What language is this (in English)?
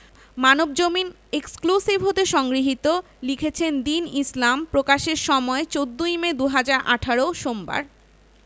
Bangla